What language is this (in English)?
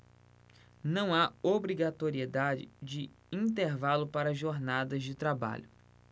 Portuguese